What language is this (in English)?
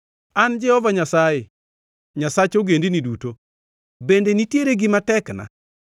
Luo (Kenya and Tanzania)